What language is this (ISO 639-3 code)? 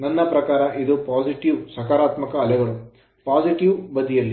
kan